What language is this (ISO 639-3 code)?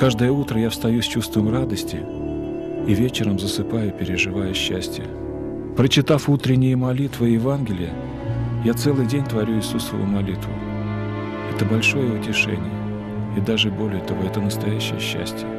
rus